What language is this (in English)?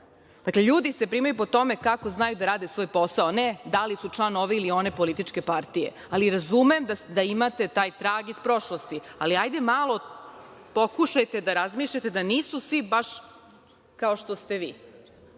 Serbian